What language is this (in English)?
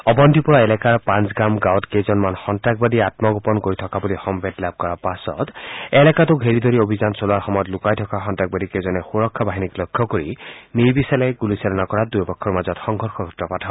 Assamese